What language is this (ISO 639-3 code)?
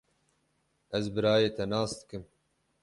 kur